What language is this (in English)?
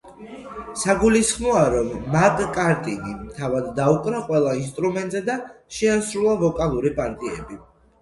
Georgian